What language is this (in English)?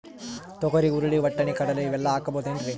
Kannada